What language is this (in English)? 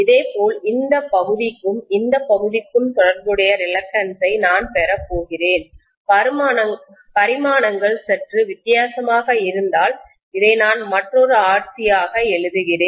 Tamil